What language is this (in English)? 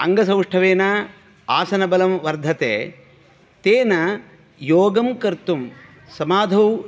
Sanskrit